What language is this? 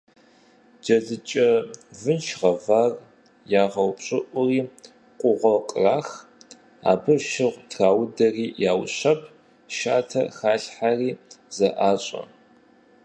Kabardian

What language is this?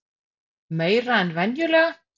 Icelandic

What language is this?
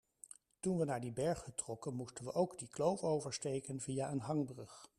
Dutch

